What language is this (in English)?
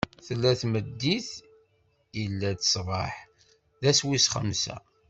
Kabyle